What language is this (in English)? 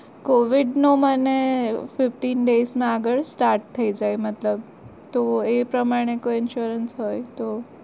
Gujarati